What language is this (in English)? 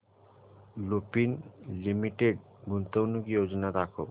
Marathi